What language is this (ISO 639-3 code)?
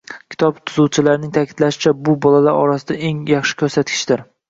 uzb